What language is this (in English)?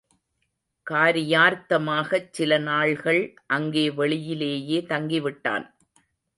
Tamil